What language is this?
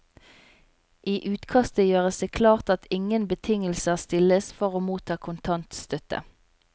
Norwegian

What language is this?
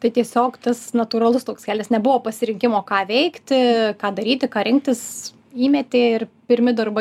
Lithuanian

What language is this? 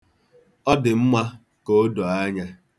Igbo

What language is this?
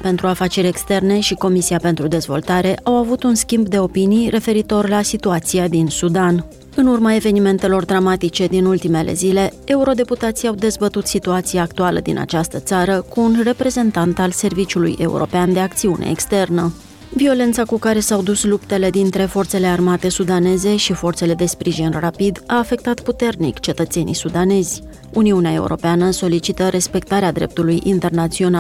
Romanian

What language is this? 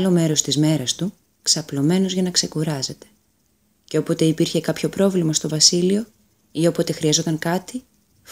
Greek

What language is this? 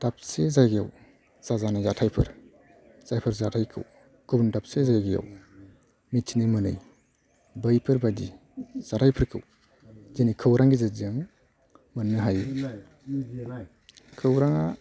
Bodo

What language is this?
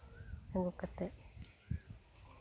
Santali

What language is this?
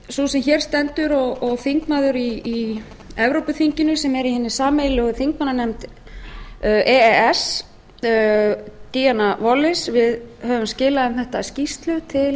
Icelandic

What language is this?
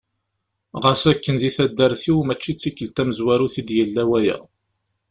Kabyle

